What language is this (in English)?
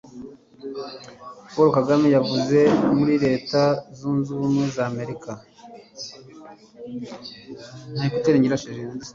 Kinyarwanda